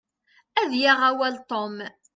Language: Kabyle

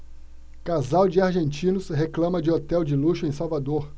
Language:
Portuguese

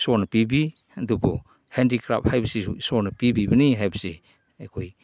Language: Manipuri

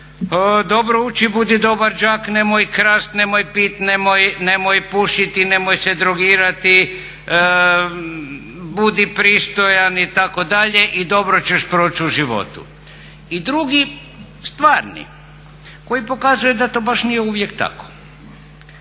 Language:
Croatian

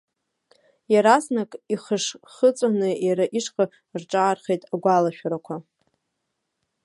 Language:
Abkhazian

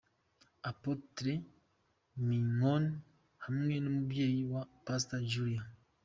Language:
Kinyarwanda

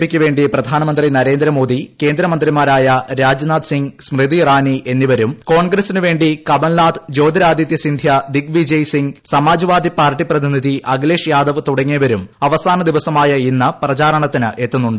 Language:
Malayalam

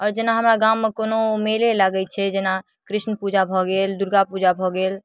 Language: Maithili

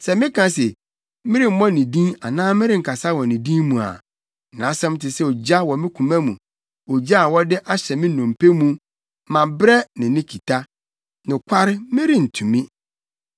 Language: Akan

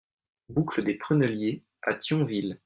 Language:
French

